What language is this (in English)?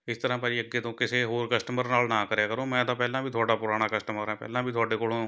Punjabi